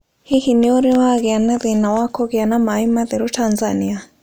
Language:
Kikuyu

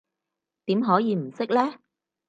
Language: Cantonese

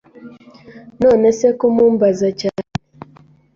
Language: Kinyarwanda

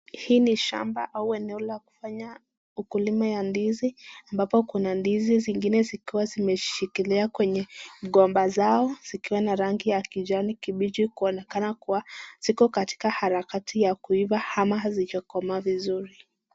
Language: Swahili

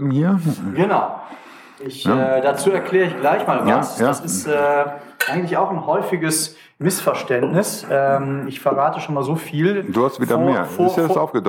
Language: German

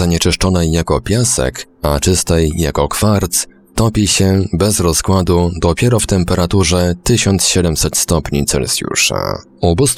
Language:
Polish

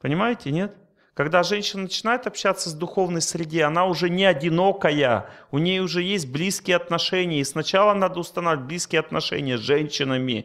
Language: Russian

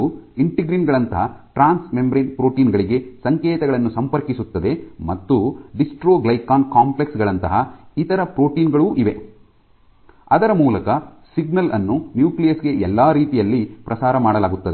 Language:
Kannada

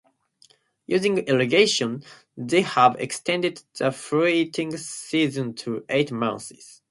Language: English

